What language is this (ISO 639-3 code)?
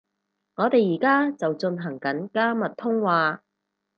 yue